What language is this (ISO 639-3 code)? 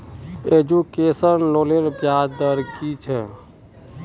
mag